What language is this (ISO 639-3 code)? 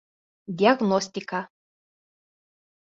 bak